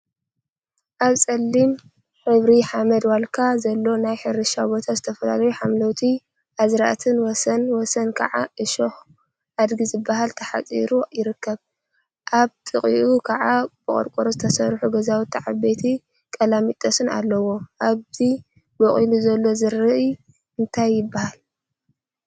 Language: Tigrinya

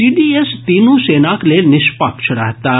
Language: Maithili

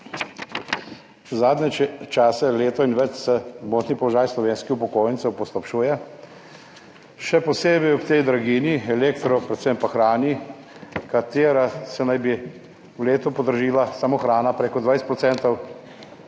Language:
Slovenian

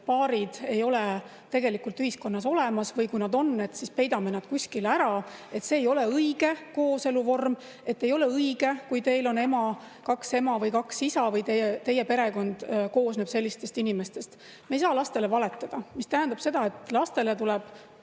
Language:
Estonian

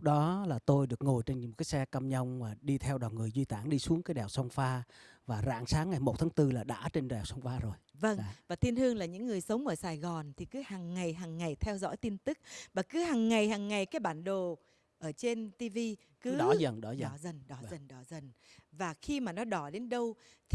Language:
Vietnamese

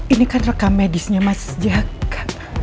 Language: Indonesian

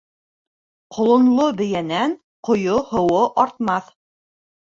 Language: Bashkir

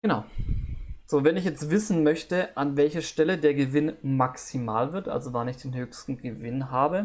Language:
German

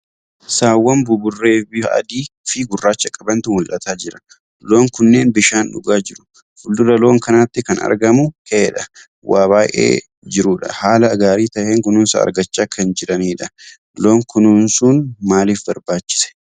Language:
Oromo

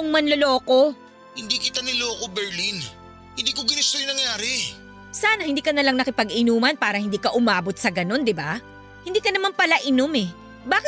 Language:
Filipino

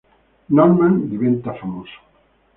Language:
Italian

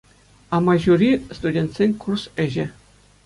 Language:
Chuvash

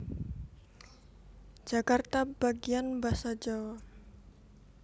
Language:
Javanese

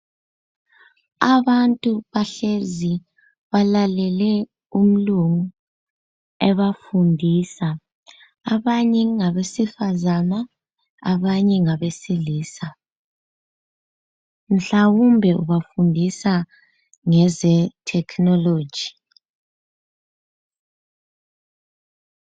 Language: North Ndebele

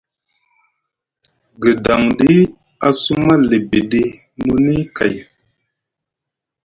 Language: Musgu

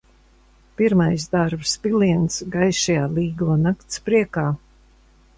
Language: Latvian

